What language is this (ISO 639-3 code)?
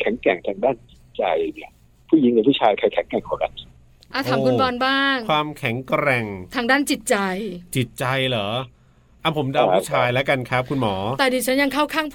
tha